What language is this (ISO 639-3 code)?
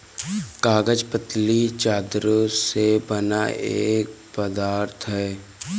hin